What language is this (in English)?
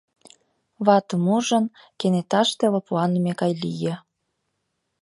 Mari